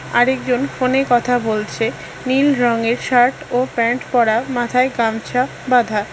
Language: Bangla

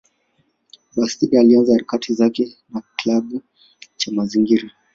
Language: Swahili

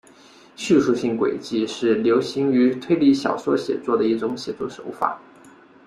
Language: Chinese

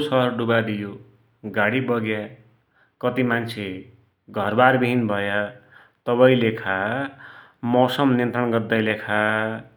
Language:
Dotyali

